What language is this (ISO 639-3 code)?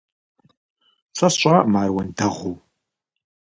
kbd